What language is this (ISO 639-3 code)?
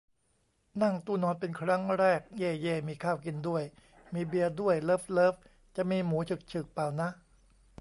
tha